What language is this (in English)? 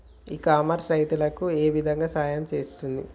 Telugu